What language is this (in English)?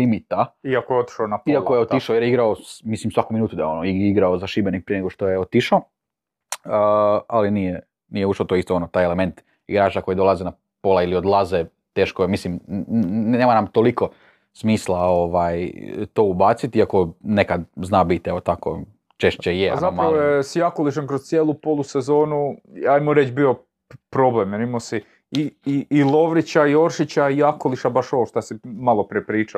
Croatian